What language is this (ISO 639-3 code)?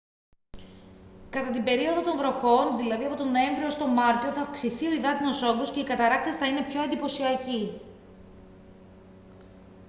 ell